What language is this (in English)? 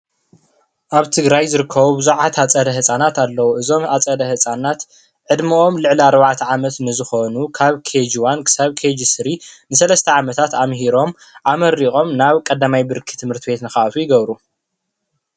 Tigrinya